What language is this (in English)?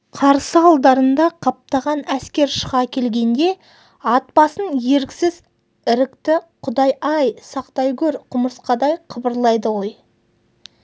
Kazakh